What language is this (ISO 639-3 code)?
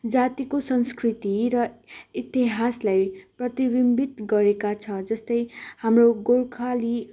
nep